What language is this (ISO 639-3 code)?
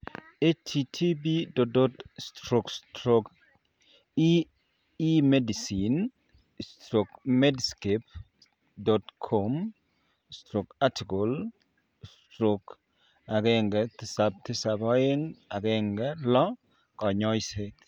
kln